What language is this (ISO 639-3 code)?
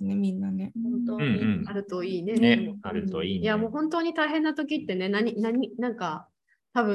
jpn